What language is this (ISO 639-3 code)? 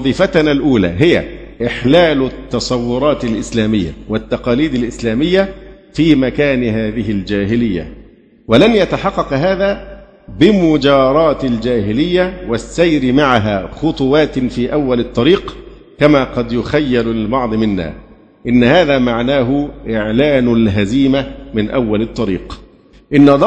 ara